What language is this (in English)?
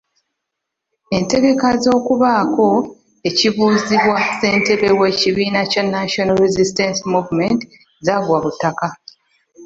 Ganda